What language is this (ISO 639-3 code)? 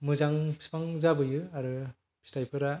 brx